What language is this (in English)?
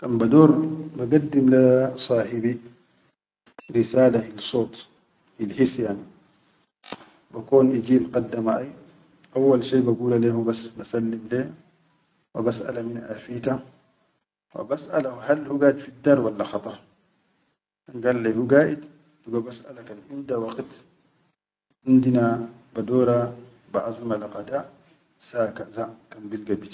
Chadian Arabic